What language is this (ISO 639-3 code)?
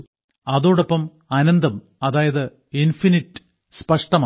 mal